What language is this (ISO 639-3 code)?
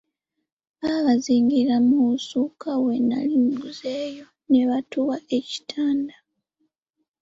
lug